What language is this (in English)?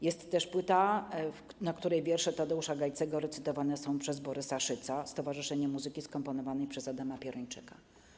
Polish